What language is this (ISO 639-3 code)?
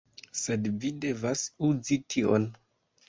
epo